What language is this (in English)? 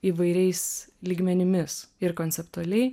Lithuanian